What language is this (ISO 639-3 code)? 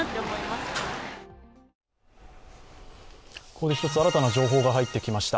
jpn